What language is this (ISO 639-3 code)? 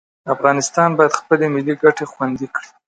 pus